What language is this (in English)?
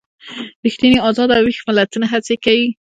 Pashto